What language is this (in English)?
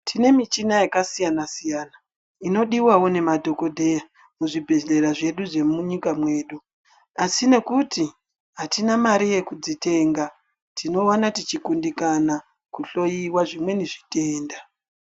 Ndau